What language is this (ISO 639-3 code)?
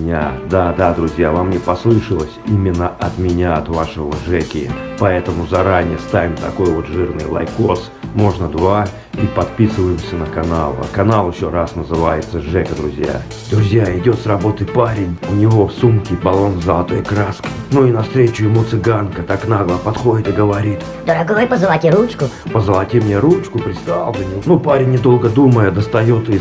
rus